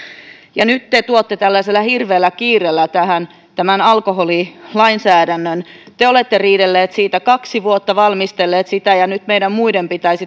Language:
Finnish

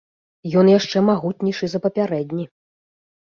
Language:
Belarusian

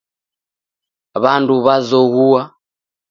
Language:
Taita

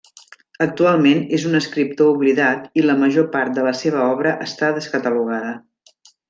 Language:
Catalan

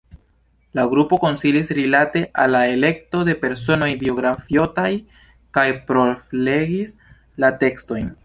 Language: Esperanto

